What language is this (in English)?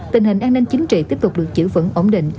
Vietnamese